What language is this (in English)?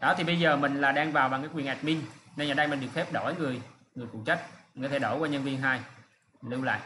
Vietnamese